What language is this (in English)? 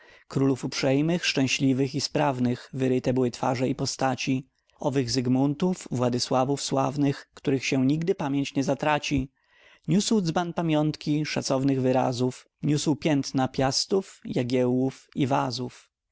Polish